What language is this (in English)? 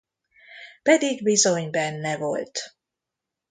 Hungarian